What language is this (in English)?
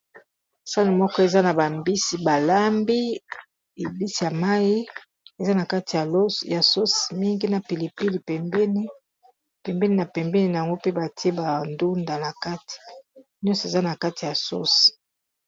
Lingala